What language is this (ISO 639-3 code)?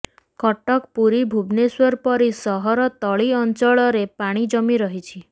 ori